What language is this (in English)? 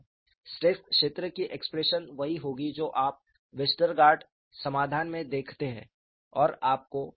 Hindi